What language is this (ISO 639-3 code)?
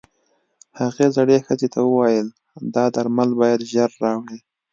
pus